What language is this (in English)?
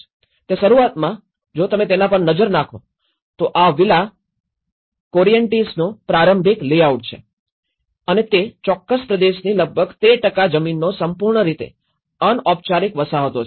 Gujarati